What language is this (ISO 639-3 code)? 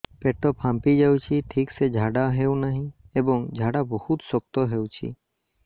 ori